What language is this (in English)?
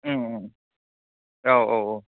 Bodo